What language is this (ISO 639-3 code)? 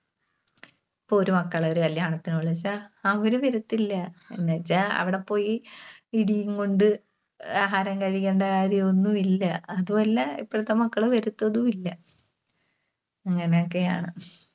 mal